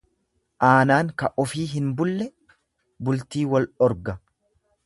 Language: Oromo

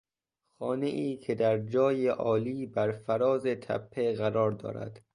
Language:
Persian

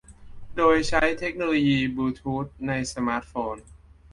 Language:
Thai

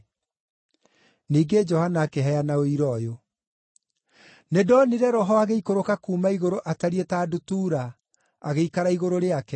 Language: Kikuyu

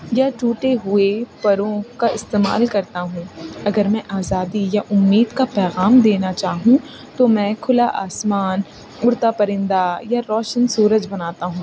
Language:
Urdu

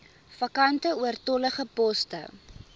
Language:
Afrikaans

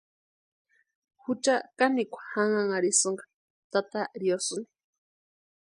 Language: Western Highland Purepecha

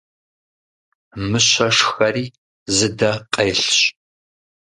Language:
Kabardian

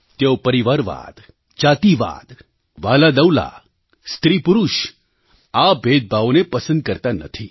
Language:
Gujarati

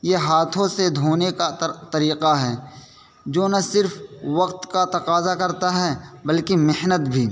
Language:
Urdu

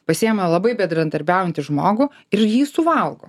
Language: Lithuanian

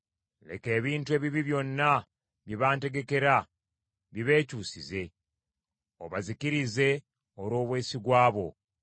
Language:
Ganda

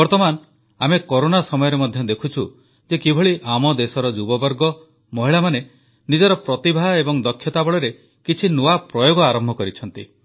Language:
Odia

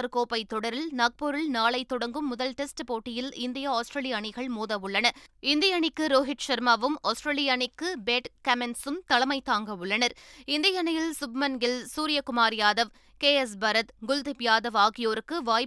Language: Tamil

